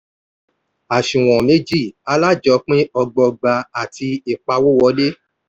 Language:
Yoruba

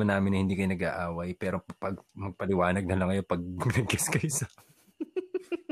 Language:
Filipino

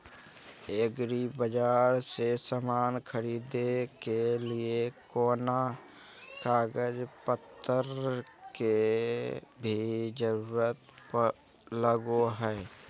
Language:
Magahi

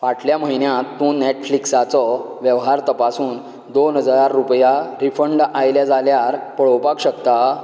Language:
Konkani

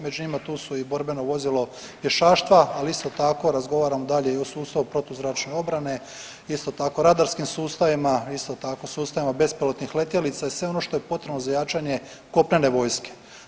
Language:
Croatian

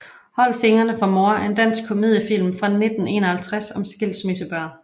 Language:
Danish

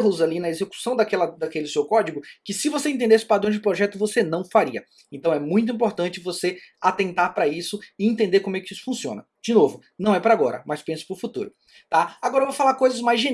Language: Portuguese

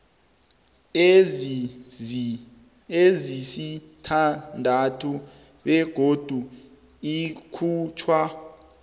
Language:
South Ndebele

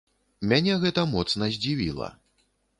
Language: Belarusian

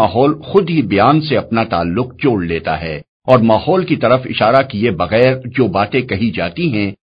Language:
Urdu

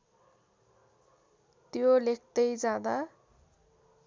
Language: Nepali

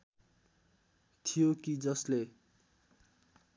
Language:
Nepali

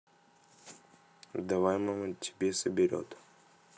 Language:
Russian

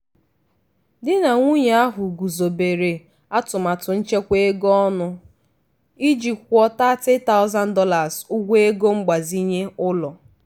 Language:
Igbo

